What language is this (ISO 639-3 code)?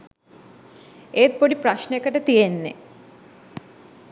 sin